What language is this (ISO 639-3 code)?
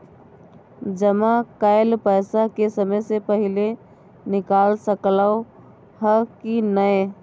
mai